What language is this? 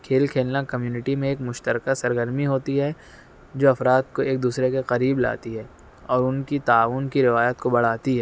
Urdu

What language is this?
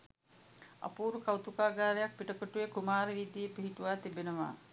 Sinhala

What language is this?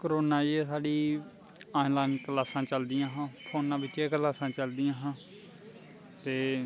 Dogri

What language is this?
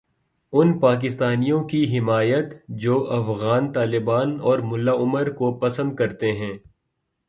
Urdu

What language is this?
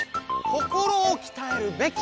Japanese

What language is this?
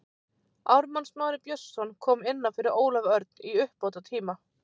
Icelandic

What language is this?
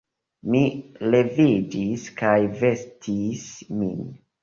Esperanto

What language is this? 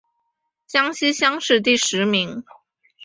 Chinese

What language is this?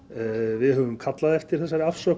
Icelandic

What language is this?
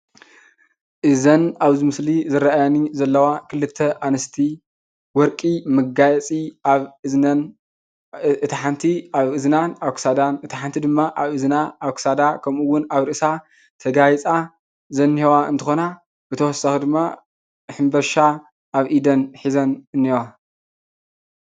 Tigrinya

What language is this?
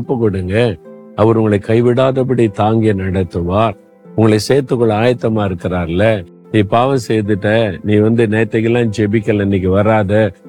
Tamil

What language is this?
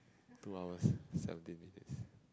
English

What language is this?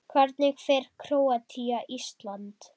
Icelandic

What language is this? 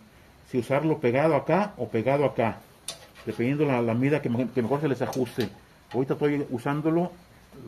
Spanish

